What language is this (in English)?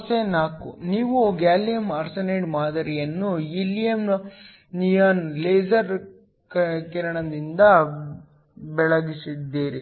Kannada